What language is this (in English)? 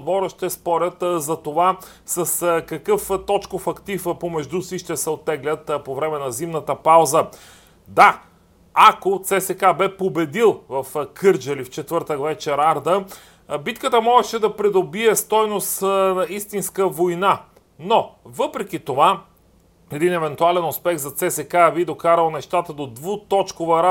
Bulgarian